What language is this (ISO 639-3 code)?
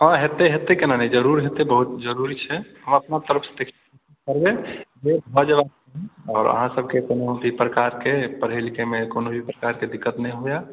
mai